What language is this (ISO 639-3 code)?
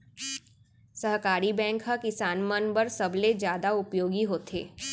hne